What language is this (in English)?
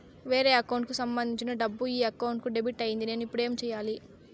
Telugu